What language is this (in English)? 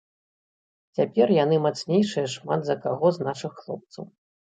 Belarusian